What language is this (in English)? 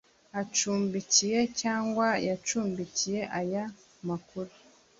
Kinyarwanda